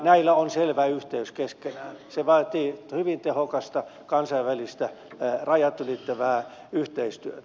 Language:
Finnish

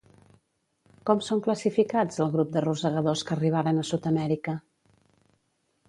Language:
Catalan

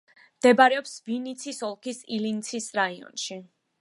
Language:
Georgian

